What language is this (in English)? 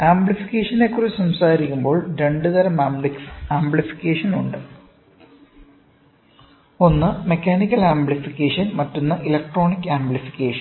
Malayalam